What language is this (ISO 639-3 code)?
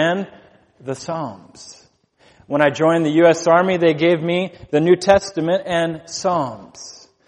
eng